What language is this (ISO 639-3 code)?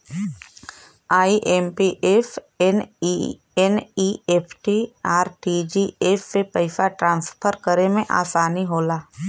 bho